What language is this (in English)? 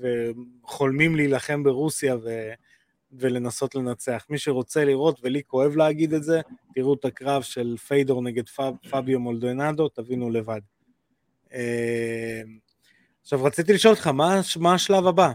Hebrew